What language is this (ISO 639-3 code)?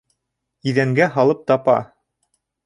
bak